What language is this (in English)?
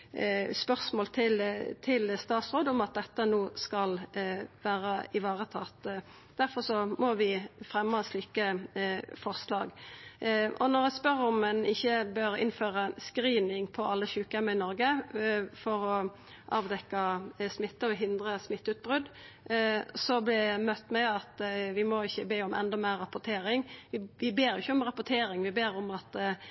Norwegian Nynorsk